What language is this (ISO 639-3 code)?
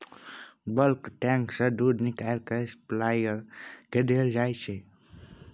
mai